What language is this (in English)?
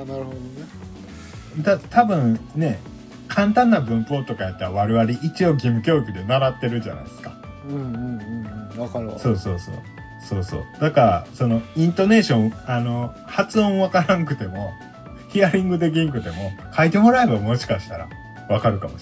Japanese